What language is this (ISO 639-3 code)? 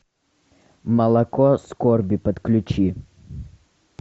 rus